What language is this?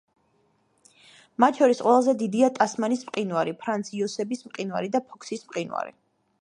Georgian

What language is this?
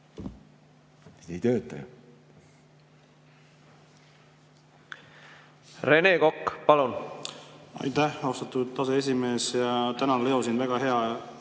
Estonian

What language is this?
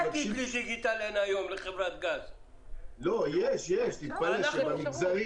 Hebrew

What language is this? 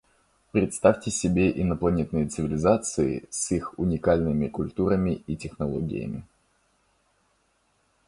Russian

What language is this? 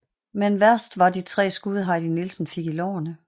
Danish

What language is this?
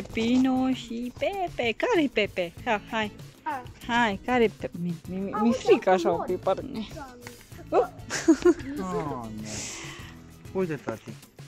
Romanian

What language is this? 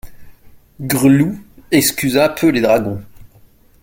French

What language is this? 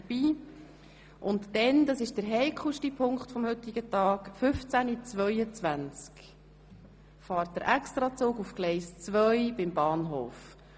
Swiss German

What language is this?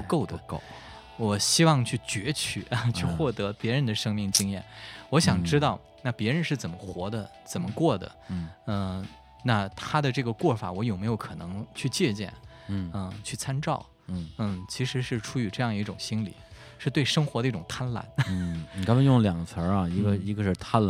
Chinese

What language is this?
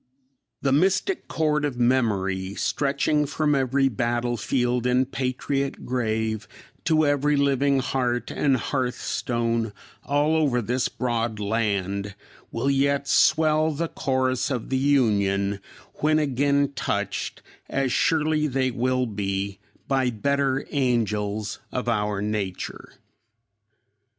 English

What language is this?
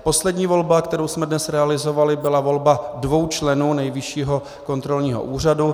Czech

